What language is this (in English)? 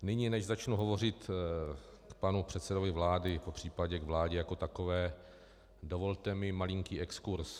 Czech